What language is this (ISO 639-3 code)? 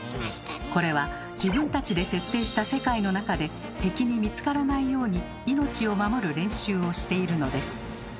jpn